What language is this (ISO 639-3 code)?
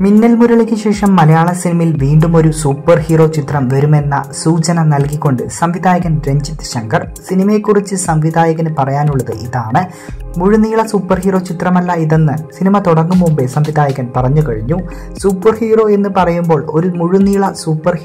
ara